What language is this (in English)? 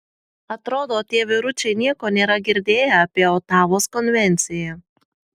Lithuanian